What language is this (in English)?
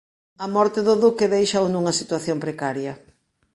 Galician